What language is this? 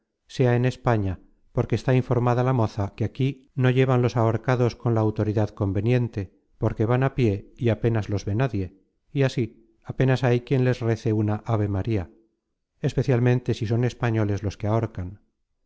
Spanish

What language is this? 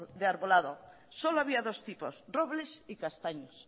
Spanish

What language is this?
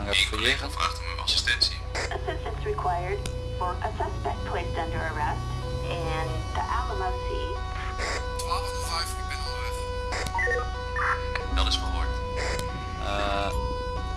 Dutch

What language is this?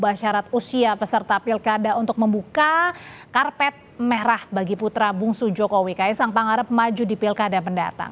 Indonesian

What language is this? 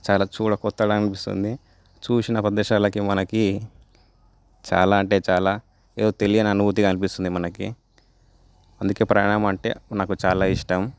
Telugu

